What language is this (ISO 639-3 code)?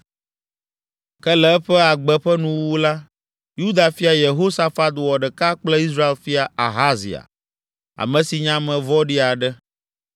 ewe